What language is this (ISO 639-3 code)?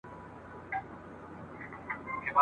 pus